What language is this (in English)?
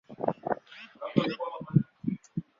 Swahili